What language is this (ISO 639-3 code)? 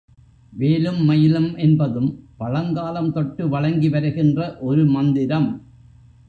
tam